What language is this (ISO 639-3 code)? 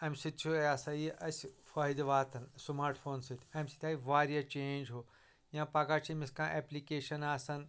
kas